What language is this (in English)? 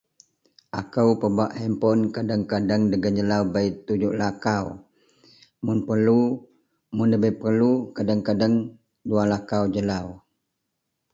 Central Melanau